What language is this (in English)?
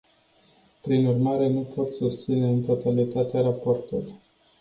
Romanian